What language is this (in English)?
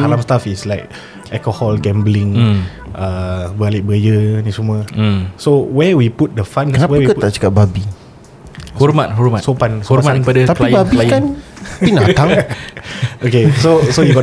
Malay